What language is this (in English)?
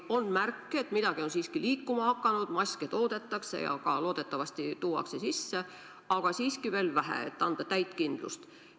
Estonian